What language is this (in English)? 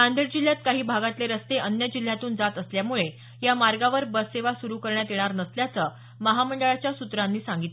Marathi